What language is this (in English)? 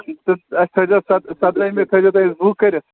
Kashmiri